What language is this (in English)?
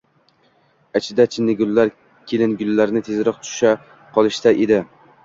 Uzbek